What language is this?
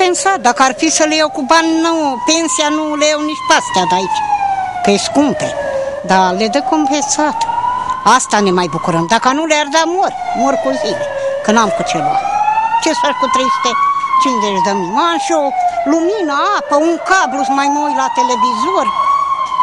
Romanian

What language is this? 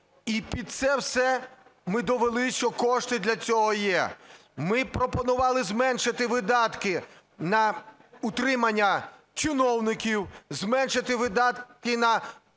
Ukrainian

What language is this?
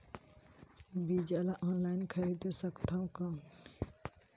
Chhattisgarhi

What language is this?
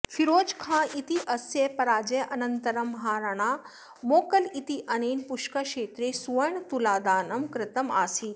Sanskrit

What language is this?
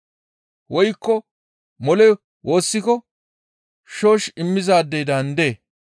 Gamo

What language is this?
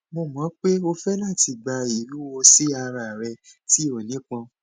Yoruba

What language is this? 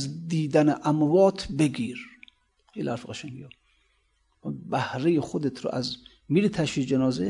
Persian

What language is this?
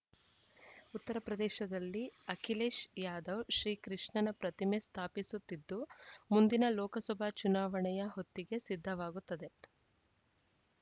Kannada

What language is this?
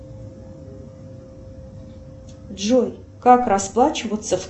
Russian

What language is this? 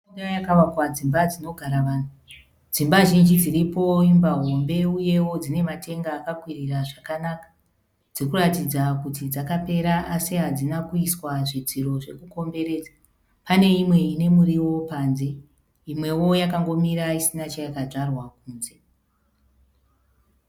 Shona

